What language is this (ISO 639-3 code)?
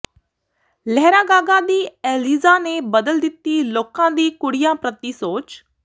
pan